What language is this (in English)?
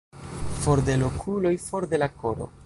Esperanto